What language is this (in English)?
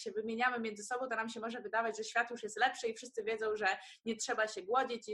Polish